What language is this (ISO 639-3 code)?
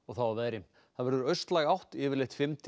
isl